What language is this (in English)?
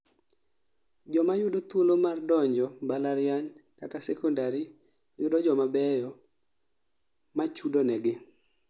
Luo (Kenya and Tanzania)